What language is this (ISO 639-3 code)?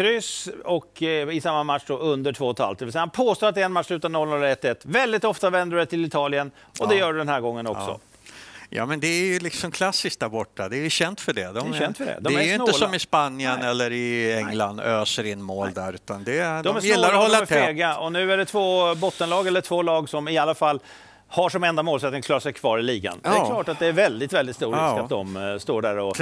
swe